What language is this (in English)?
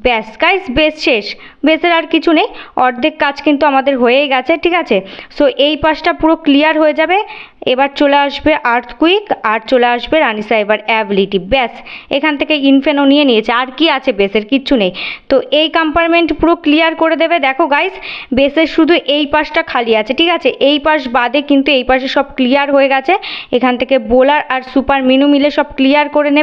Bangla